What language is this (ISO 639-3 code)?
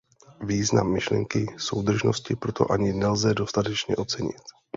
ces